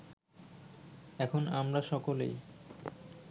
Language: Bangla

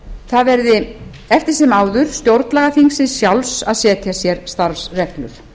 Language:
Icelandic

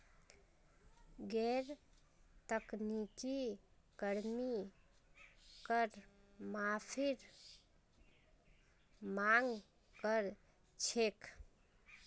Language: Magahi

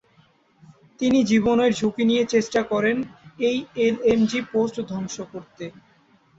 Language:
Bangla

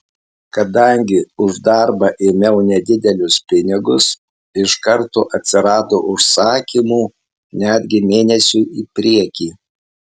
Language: Lithuanian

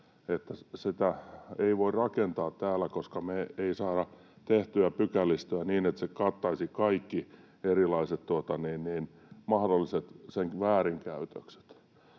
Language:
Finnish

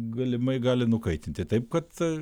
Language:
Lithuanian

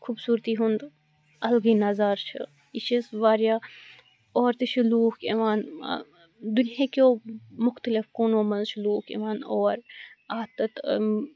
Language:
Kashmiri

